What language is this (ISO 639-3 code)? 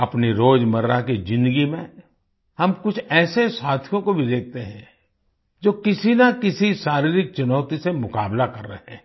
hin